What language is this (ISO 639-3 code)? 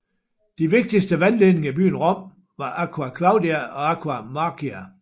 dan